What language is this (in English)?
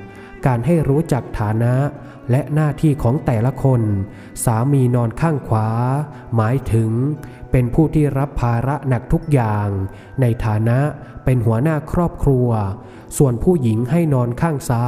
Thai